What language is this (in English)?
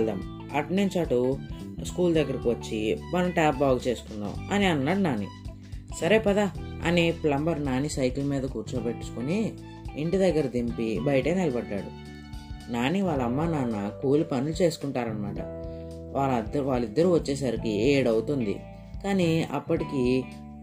Telugu